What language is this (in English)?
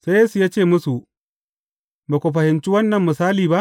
Hausa